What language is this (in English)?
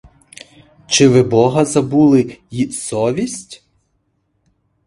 Ukrainian